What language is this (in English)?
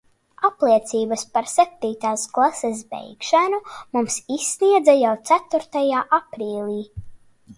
Latvian